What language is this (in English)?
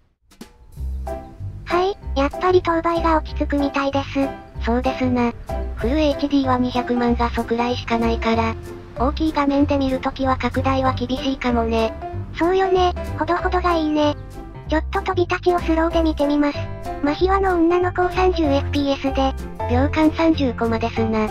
Japanese